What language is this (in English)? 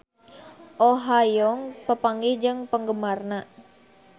Sundanese